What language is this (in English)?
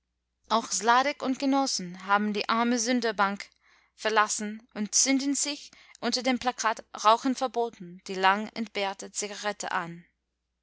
German